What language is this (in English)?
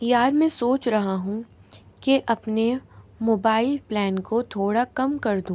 Urdu